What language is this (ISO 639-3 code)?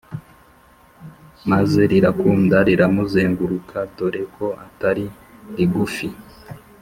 kin